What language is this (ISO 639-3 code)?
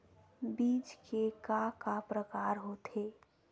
hne